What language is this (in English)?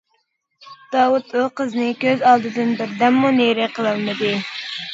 Uyghur